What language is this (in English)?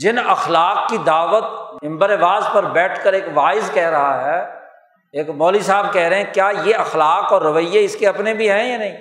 Urdu